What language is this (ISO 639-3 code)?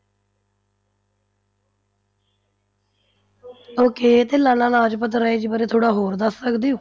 pan